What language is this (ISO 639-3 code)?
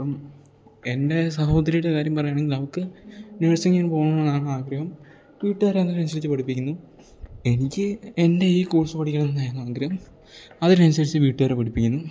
mal